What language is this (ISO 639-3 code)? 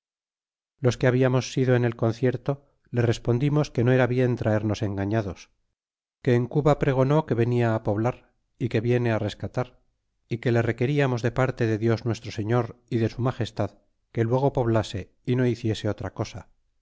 spa